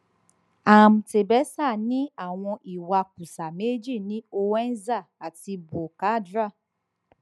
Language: Yoruba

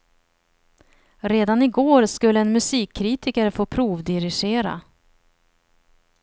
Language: Swedish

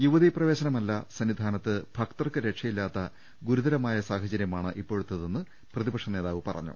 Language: Malayalam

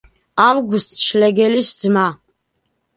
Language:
Georgian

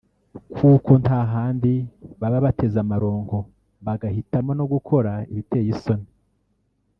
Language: Kinyarwanda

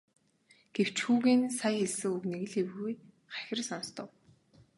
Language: Mongolian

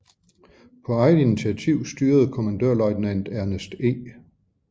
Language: Danish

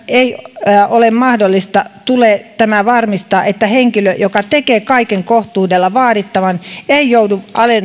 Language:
Finnish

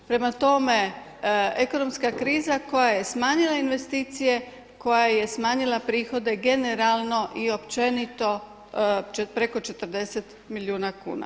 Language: Croatian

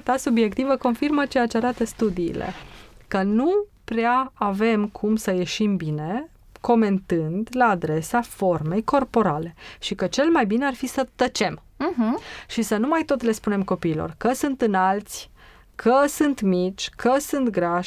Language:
Romanian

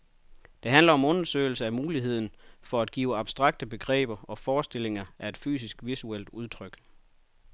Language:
Danish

